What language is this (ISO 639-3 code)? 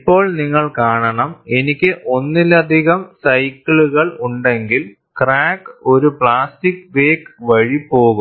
mal